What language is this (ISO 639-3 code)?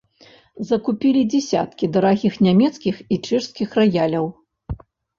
bel